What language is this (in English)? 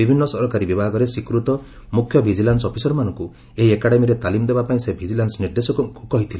Odia